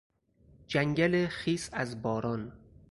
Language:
Persian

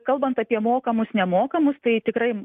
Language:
Lithuanian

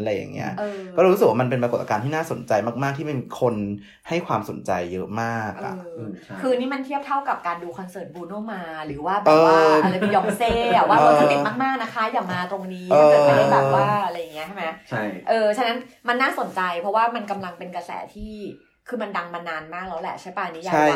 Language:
Thai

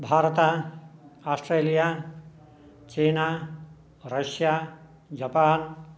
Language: Sanskrit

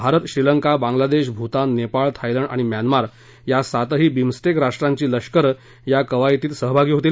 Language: Marathi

